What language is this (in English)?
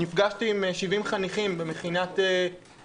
Hebrew